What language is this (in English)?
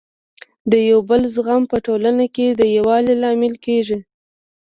Pashto